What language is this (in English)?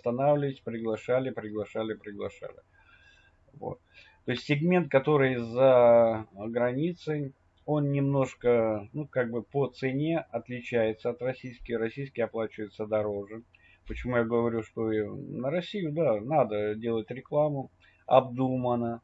Russian